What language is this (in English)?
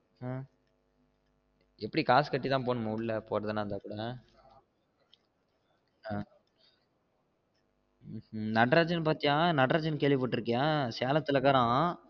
Tamil